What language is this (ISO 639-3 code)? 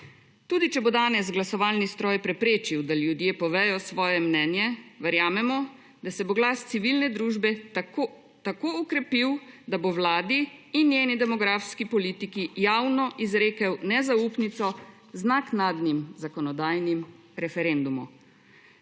slv